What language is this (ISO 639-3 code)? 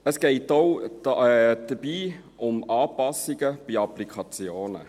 gsw